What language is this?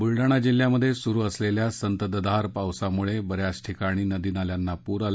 Marathi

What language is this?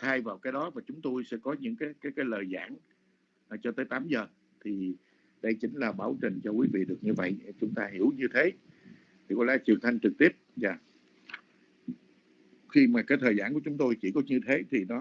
Vietnamese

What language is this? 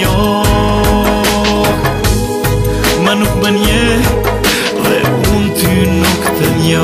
Romanian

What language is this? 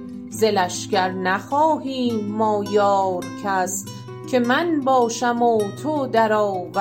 Persian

